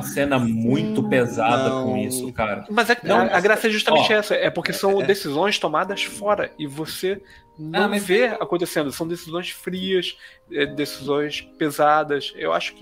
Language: Portuguese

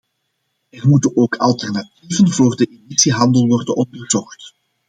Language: Dutch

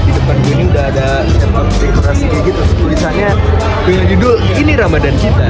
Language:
Indonesian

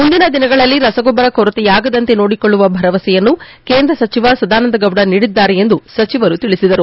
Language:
Kannada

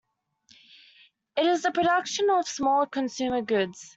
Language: English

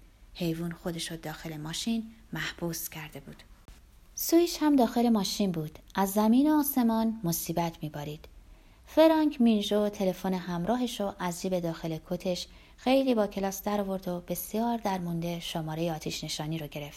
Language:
Persian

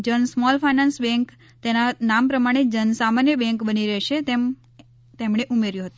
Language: Gujarati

